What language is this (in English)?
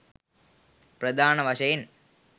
Sinhala